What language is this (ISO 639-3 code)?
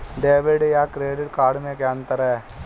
hin